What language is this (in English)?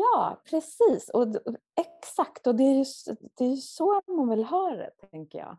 Swedish